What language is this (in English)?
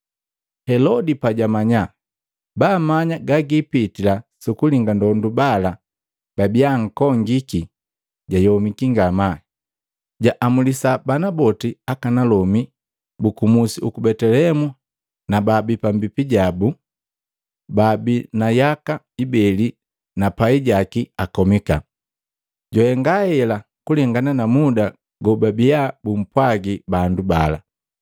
Matengo